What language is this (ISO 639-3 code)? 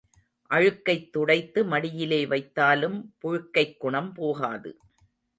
tam